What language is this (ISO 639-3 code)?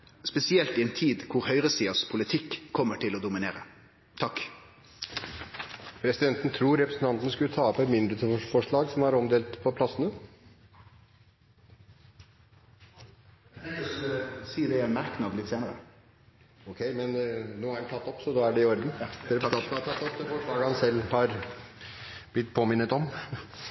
nor